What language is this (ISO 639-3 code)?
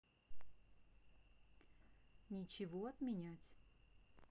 rus